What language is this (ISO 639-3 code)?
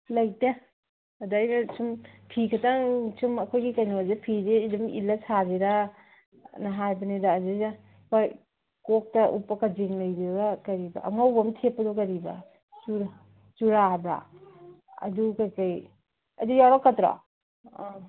mni